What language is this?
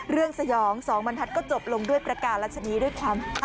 Thai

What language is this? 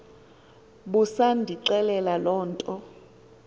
Xhosa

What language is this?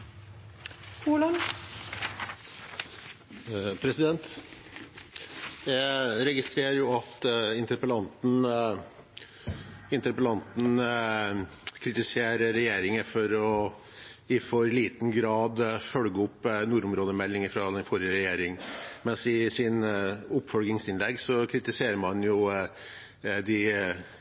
Norwegian Bokmål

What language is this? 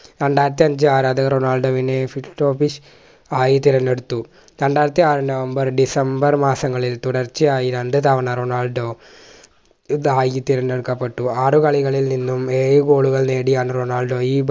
Malayalam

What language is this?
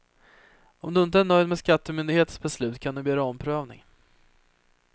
Swedish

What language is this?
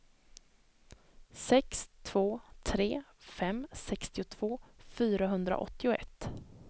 Swedish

